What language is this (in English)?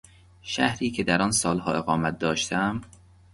Persian